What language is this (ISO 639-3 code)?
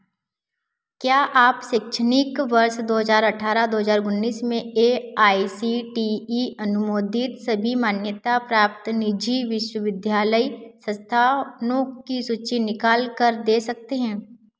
hin